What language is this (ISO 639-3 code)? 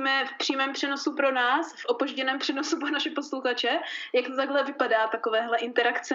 ces